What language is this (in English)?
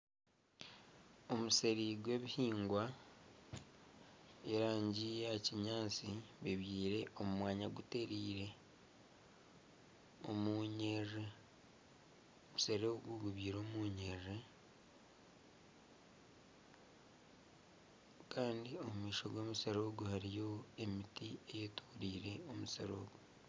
Nyankole